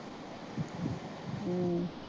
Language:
Punjabi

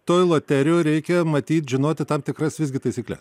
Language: Lithuanian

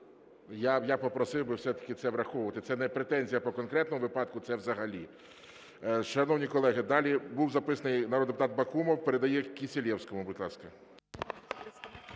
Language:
Ukrainian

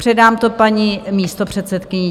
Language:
Czech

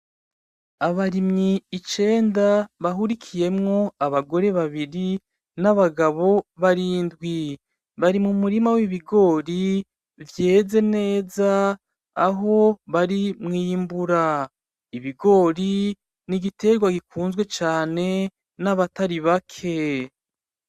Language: Rundi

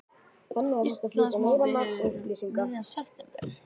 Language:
Icelandic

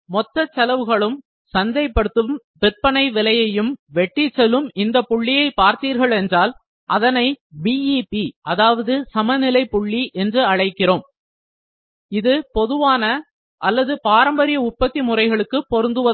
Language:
Tamil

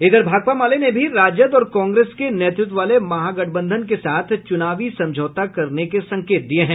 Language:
Hindi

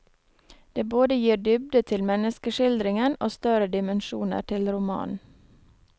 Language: Norwegian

